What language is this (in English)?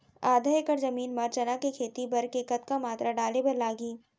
Chhattisgarhi